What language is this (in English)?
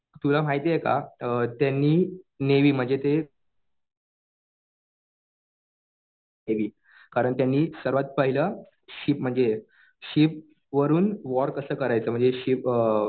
Marathi